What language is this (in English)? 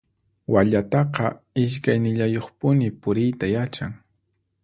Puno Quechua